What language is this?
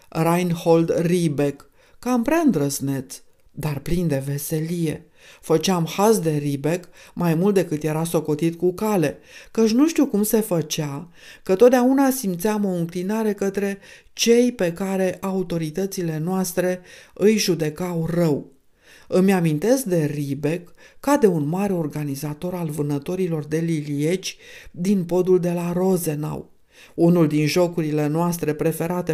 Romanian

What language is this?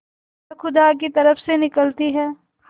Hindi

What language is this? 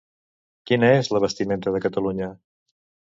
Catalan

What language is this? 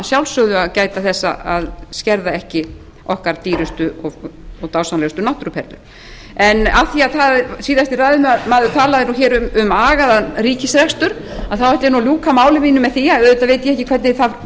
Icelandic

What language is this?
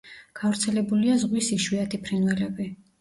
Georgian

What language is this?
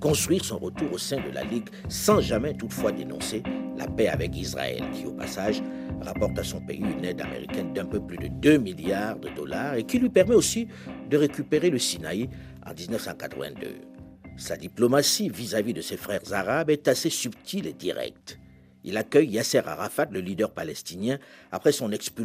French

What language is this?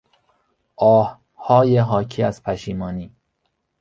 Persian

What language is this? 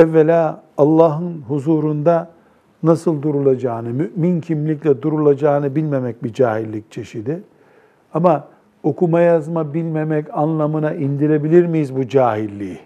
Turkish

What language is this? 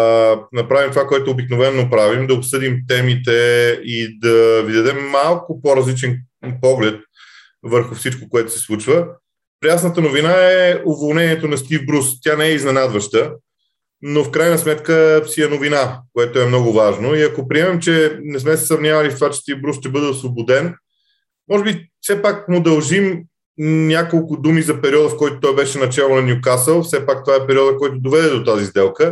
Bulgarian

